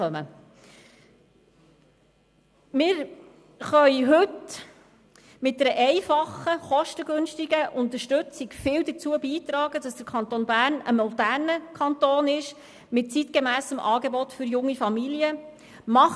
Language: Swiss German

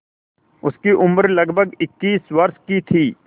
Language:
Hindi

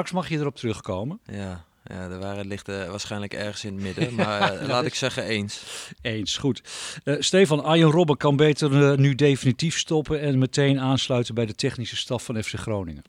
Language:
Dutch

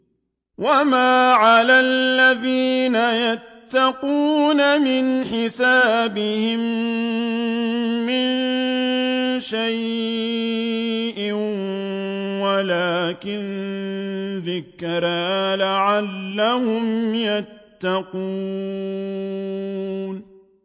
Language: Arabic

